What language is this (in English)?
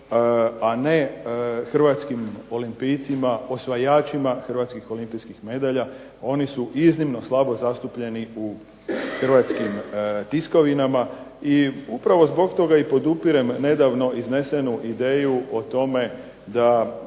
Croatian